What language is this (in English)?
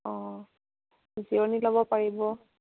Assamese